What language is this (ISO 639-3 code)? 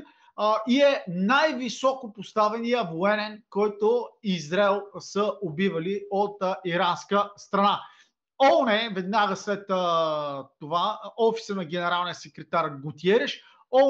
bul